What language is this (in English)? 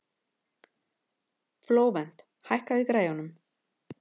Icelandic